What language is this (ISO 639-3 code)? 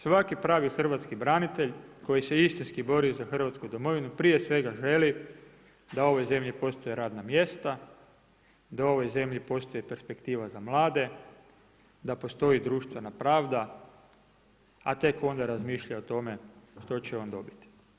hrv